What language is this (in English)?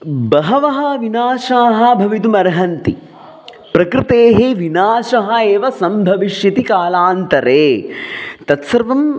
Sanskrit